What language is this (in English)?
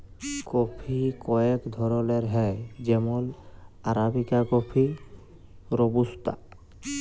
Bangla